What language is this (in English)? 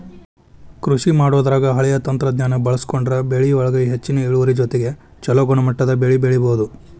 Kannada